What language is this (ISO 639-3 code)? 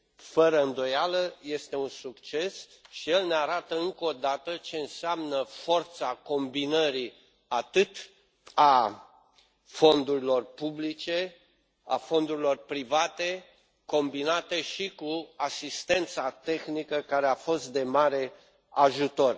ron